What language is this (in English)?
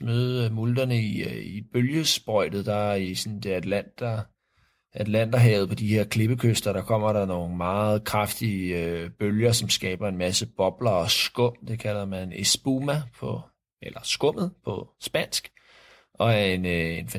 Danish